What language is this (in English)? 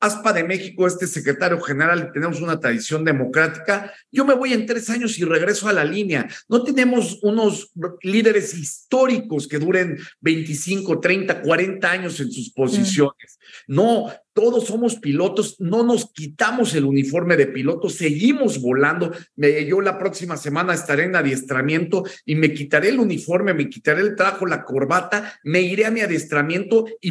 Spanish